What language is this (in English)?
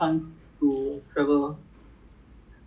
English